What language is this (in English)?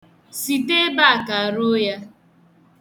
Igbo